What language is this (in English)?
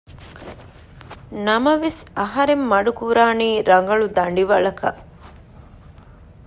Divehi